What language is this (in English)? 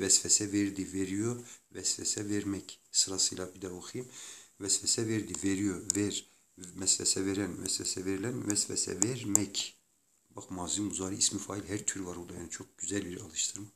Turkish